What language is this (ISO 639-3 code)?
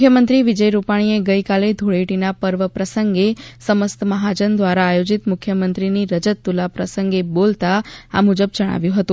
guj